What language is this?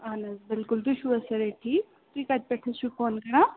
Kashmiri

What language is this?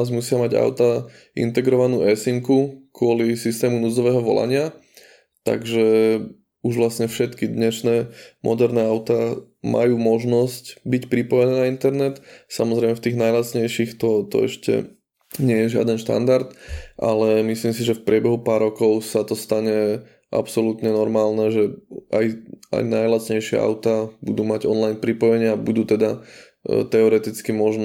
Slovak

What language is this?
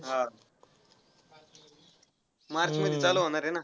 Marathi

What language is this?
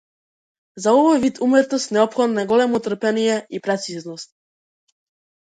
Macedonian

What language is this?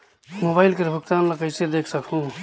Chhattisgarhi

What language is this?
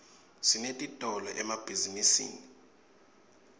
Swati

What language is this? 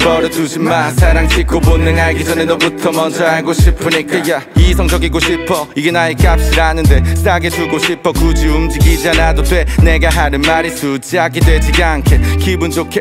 Portuguese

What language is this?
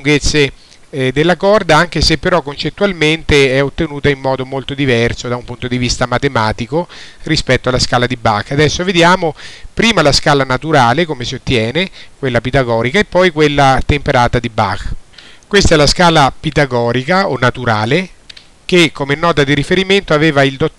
Italian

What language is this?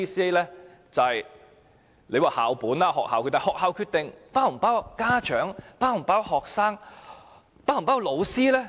Cantonese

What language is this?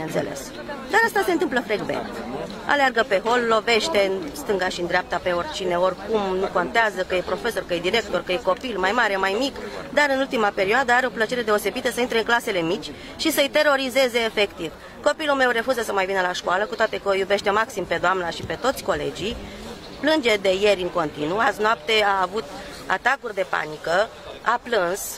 Romanian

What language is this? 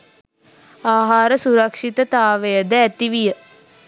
Sinhala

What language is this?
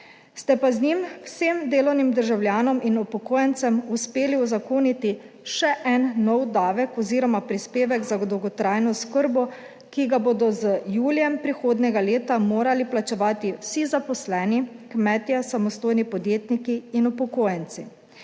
Slovenian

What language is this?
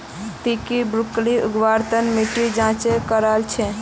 Magahi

